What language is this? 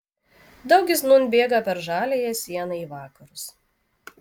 Lithuanian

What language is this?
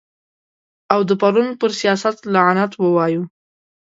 Pashto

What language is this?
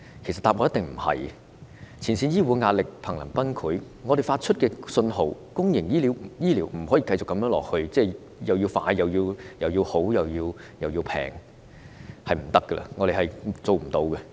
Cantonese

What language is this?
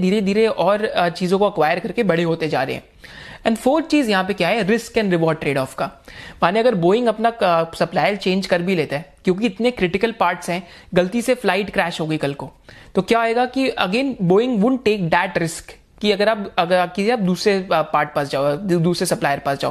Hindi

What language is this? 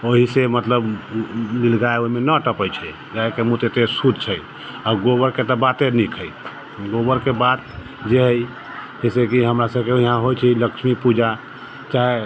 Maithili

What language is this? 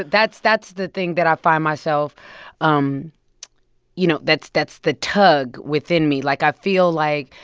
English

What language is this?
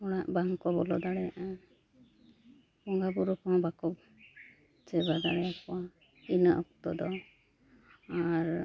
Santali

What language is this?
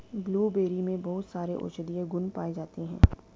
Hindi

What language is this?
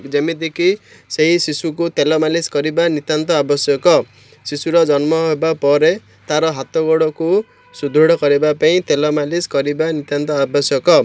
Odia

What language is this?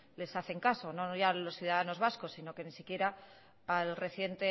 Spanish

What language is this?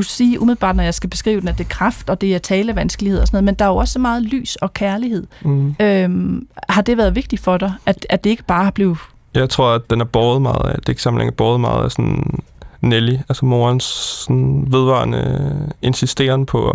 Danish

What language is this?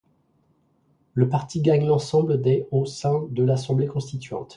French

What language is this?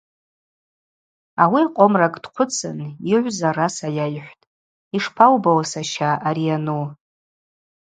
Abaza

